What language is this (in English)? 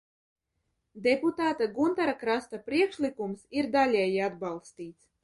Latvian